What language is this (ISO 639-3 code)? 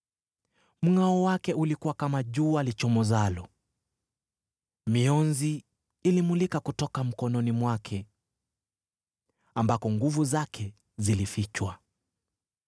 swa